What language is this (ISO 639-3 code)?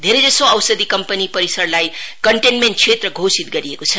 nep